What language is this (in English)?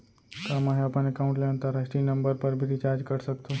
Chhattisgarhi